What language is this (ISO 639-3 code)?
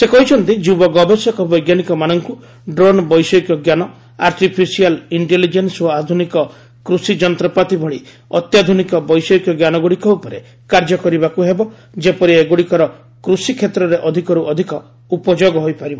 ori